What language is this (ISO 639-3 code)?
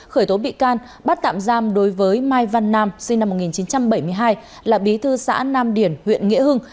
vie